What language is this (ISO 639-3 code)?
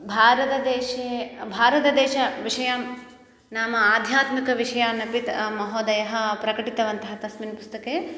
san